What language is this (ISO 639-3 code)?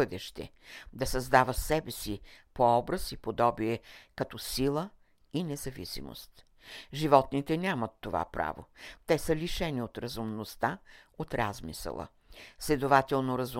bul